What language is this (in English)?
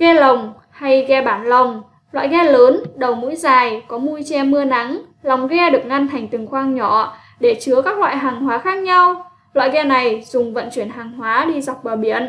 Vietnamese